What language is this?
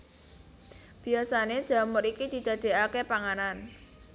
Javanese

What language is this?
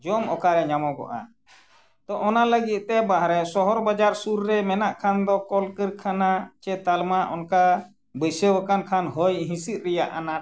Santali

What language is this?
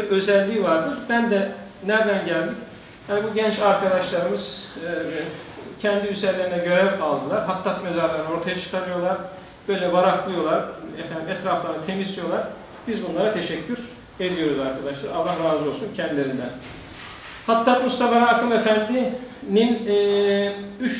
Turkish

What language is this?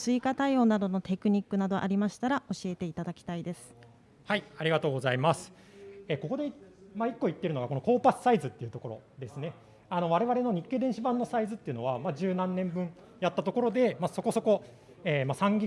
Japanese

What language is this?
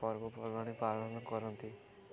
Odia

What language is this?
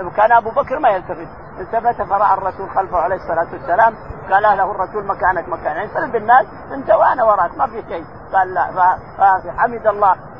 Arabic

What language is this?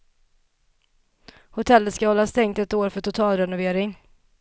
Swedish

